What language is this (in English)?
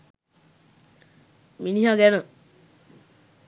Sinhala